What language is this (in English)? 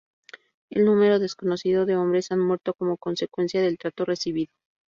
Spanish